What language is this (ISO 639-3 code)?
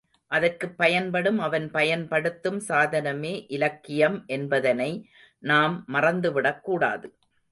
tam